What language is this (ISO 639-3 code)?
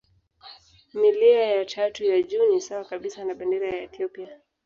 swa